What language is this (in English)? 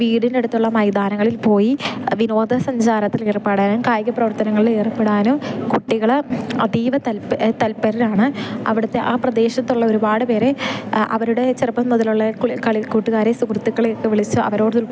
Malayalam